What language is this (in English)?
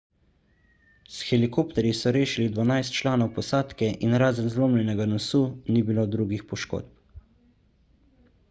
Slovenian